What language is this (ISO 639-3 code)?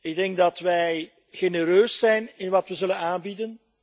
nld